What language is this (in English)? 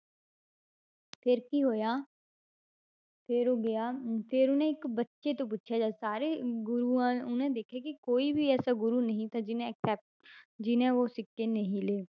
Punjabi